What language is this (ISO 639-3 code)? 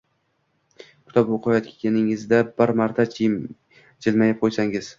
uzb